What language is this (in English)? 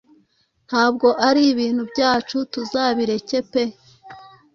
Kinyarwanda